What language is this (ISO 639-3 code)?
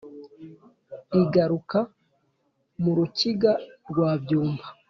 kin